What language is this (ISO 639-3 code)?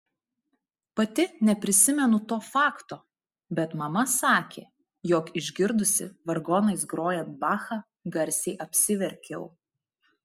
lit